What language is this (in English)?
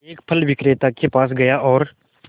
Hindi